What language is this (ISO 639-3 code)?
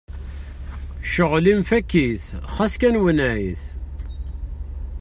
kab